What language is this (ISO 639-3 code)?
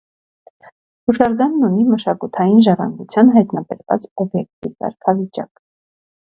hye